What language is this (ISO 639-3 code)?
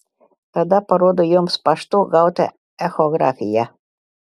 lit